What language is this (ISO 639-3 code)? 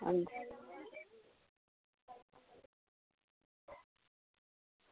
doi